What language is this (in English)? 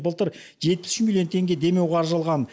Kazakh